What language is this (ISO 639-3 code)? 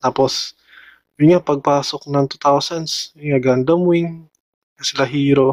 fil